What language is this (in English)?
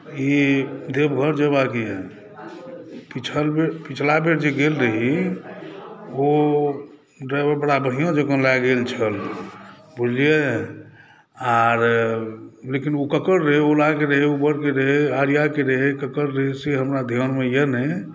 Maithili